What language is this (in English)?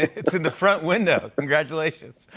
English